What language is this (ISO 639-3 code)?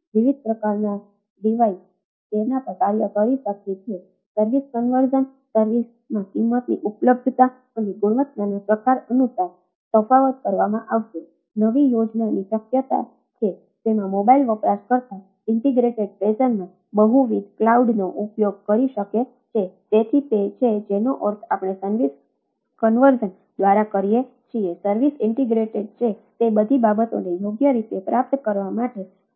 guj